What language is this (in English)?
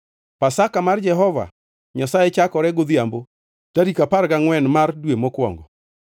Luo (Kenya and Tanzania)